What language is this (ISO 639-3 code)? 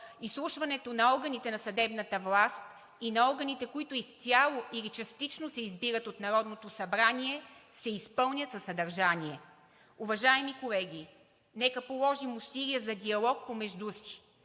bul